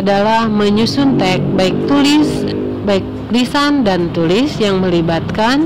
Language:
Indonesian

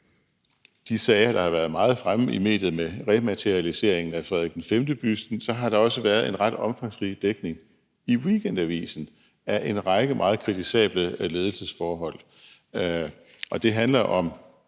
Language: Danish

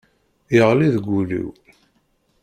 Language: Kabyle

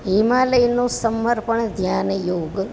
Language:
Gujarati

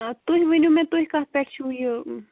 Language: Kashmiri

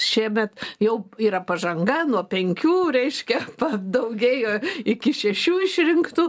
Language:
Lithuanian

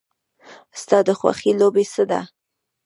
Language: Pashto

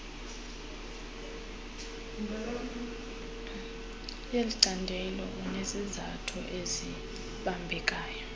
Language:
Xhosa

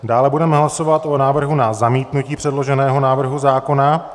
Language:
Czech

